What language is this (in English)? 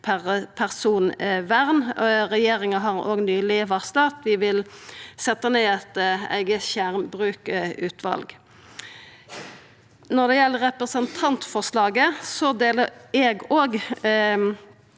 Norwegian